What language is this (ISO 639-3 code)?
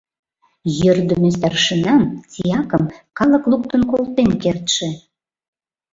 chm